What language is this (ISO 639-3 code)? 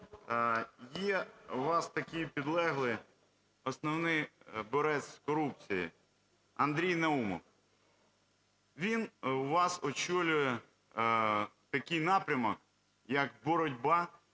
ukr